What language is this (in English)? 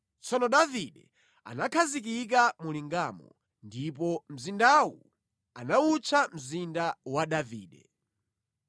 Nyanja